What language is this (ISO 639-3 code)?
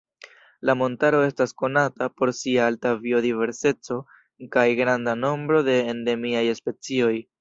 epo